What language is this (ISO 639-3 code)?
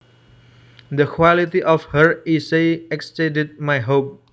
jav